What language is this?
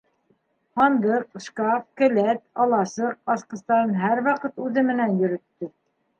Bashkir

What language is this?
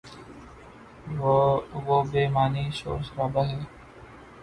Urdu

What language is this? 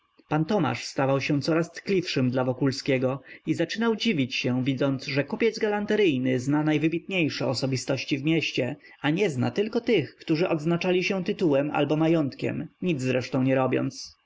Polish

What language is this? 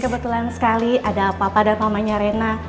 Indonesian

